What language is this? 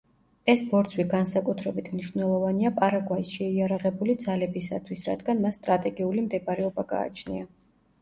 Georgian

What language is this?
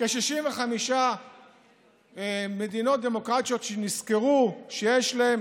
Hebrew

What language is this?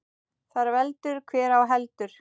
Icelandic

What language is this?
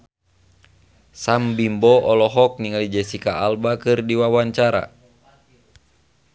Sundanese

